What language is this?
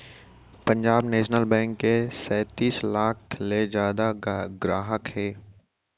Chhattisgarhi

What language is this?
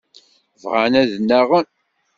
Kabyle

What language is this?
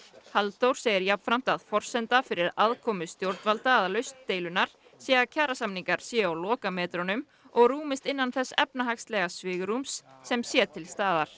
Icelandic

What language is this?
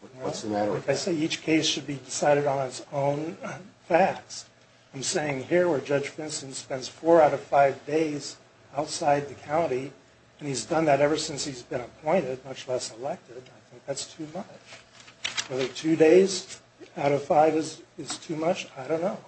English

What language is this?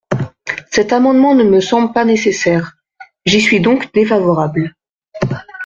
French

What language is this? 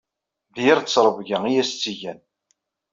Kabyle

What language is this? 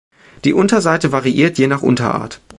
German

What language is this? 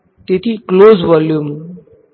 Gujarati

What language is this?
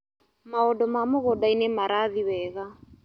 Kikuyu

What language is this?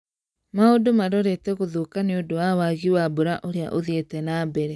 Kikuyu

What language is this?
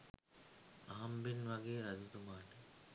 Sinhala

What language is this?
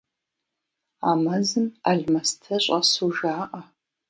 Kabardian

